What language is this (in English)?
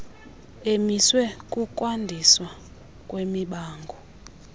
Xhosa